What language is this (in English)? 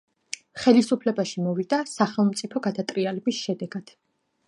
Georgian